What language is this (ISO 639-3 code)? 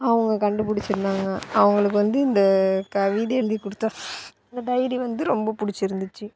tam